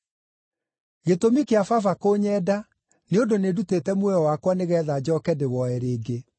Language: Kikuyu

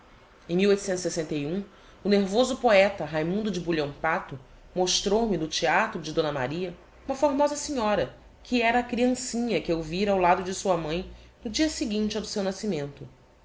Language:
Portuguese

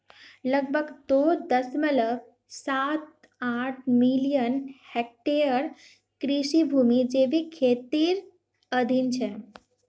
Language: Magahi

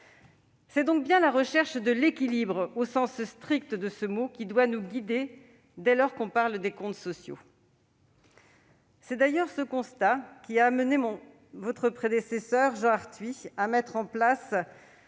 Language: French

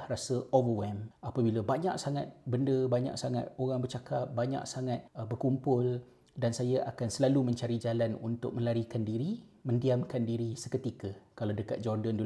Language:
Malay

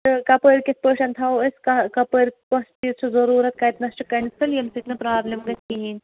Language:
Kashmiri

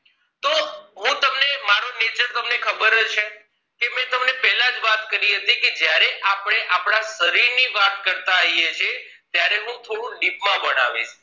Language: Gujarati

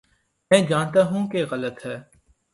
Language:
Urdu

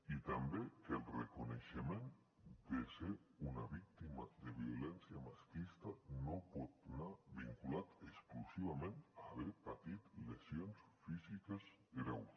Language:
Catalan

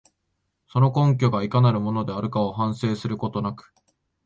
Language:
Japanese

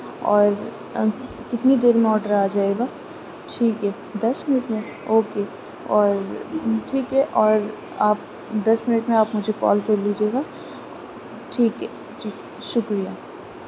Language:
Urdu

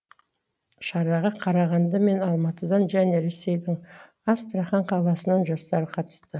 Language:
Kazakh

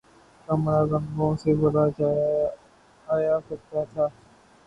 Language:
Urdu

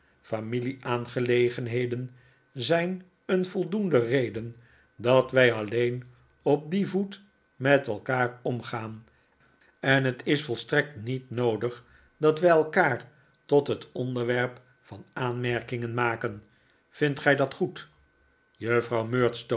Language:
Dutch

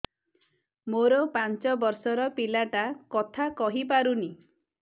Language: Odia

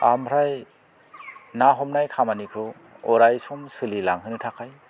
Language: Bodo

